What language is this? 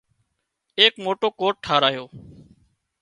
Wadiyara Koli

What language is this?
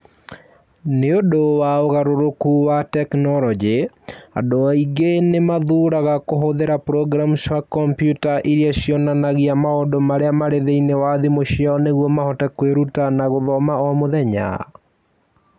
Kikuyu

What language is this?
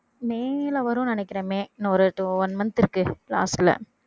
Tamil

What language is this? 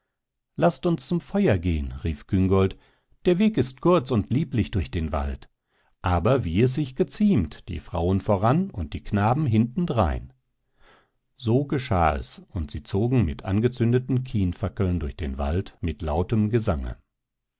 German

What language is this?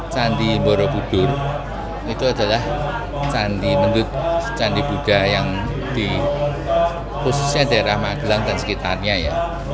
Indonesian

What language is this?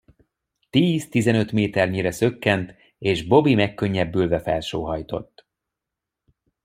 Hungarian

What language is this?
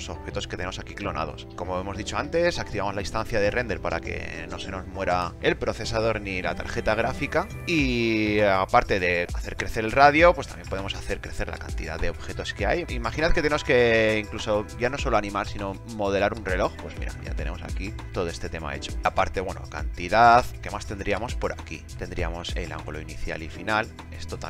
Spanish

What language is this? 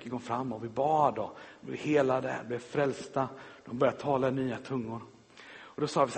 Swedish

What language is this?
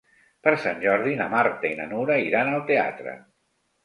Catalan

